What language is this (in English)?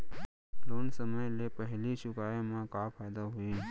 Chhattisgarhi